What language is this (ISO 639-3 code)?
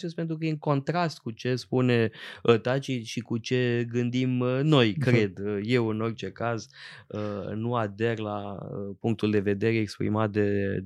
ron